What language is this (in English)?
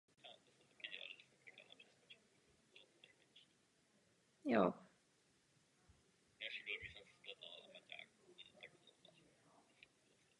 Czech